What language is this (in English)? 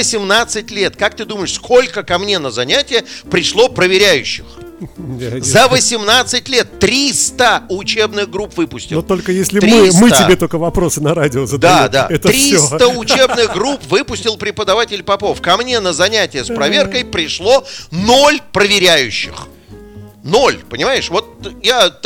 Russian